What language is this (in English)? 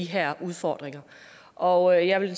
Danish